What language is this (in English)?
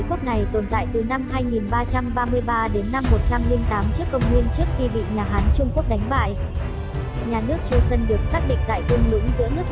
Vietnamese